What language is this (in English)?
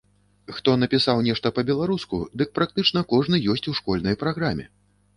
Belarusian